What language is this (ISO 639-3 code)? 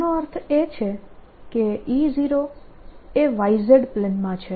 guj